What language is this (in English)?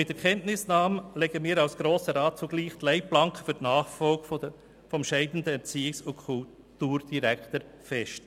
Swiss German